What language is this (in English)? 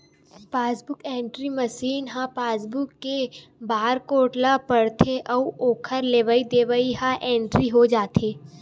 Chhattisgarhi